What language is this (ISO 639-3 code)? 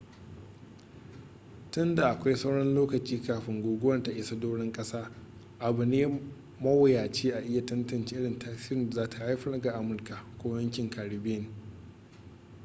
hau